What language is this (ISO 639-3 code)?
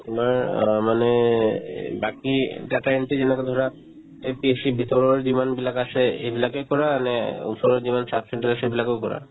asm